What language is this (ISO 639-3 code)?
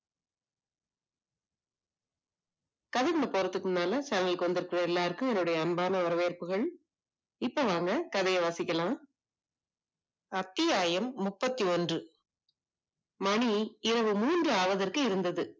tam